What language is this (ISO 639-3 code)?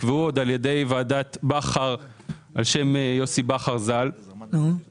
heb